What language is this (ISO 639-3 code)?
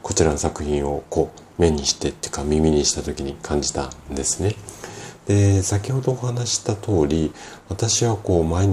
jpn